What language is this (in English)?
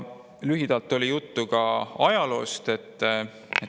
Estonian